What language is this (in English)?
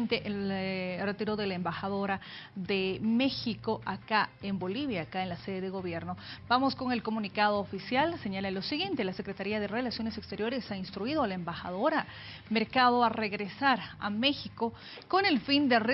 Spanish